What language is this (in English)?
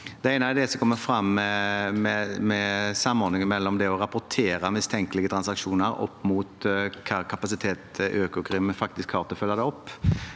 Norwegian